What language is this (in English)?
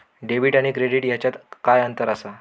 Marathi